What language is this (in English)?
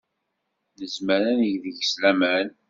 Kabyle